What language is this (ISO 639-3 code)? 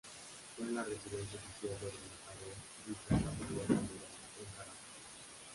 spa